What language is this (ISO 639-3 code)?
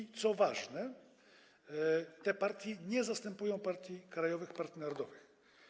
pol